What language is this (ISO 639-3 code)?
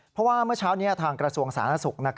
tha